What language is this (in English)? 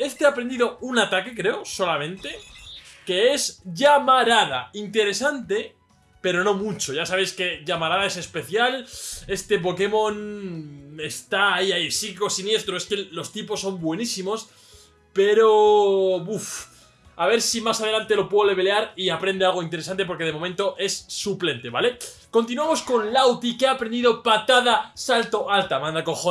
Spanish